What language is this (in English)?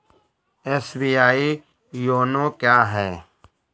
Hindi